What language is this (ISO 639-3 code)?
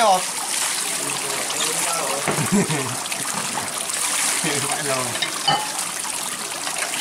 vie